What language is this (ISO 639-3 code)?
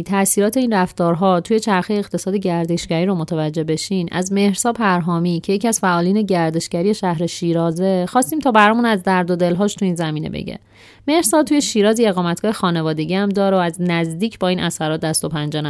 fas